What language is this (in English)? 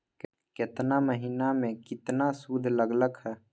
Magahi